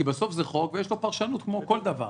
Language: Hebrew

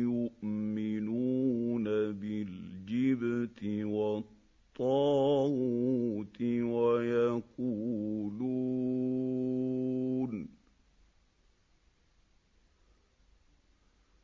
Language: Arabic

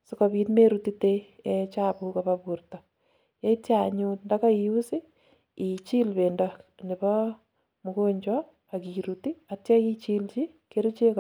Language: Kalenjin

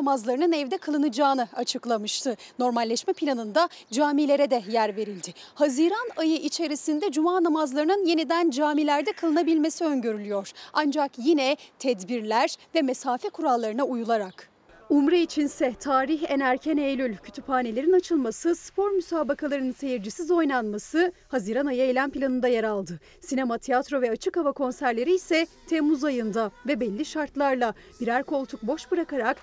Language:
Turkish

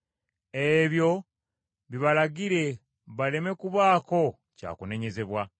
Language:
Ganda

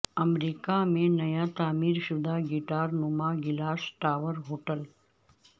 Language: Urdu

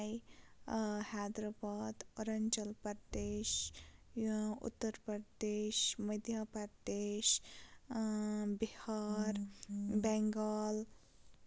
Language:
Kashmiri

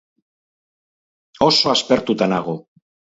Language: Basque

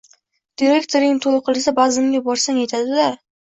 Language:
Uzbek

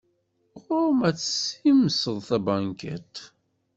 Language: Kabyle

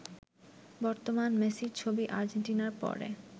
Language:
Bangla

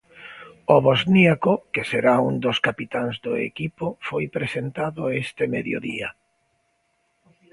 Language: Galician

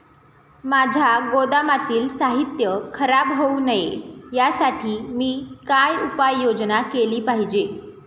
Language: Marathi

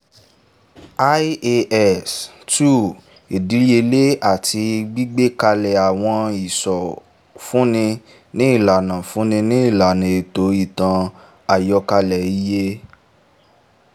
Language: Yoruba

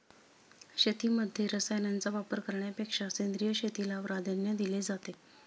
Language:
Marathi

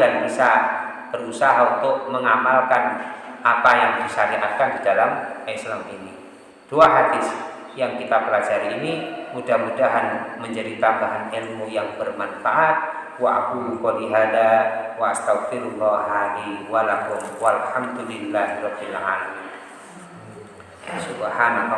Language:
Indonesian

